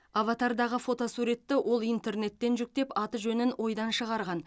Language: Kazakh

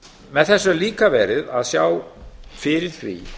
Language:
Icelandic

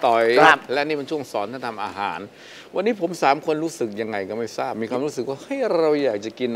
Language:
Thai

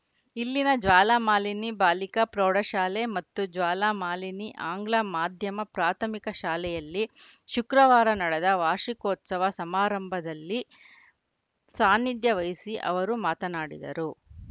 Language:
Kannada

